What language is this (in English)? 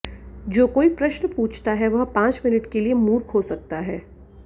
Hindi